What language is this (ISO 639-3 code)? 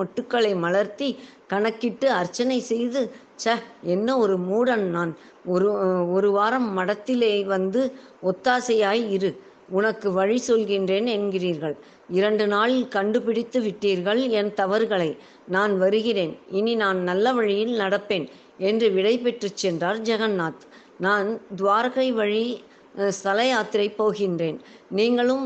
tam